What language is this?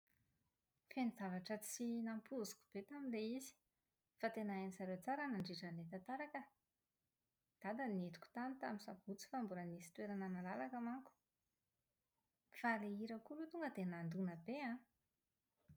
Malagasy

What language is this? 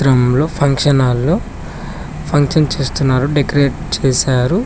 Telugu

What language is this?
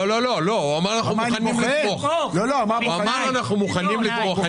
Hebrew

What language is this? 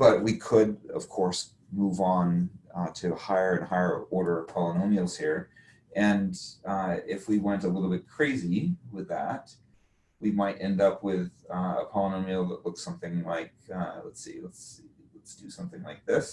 English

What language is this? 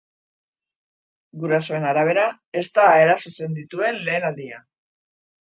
Basque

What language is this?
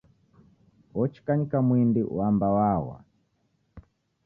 Taita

